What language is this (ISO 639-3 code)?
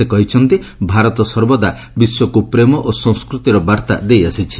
ori